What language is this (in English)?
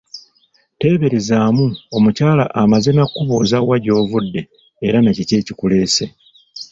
Ganda